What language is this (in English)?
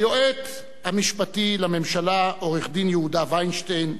Hebrew